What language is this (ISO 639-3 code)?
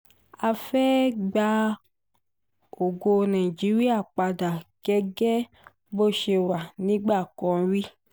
yor